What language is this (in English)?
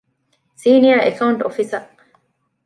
Divehi